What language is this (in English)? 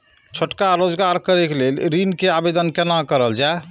Maithili